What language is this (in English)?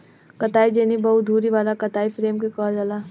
Bhojpuri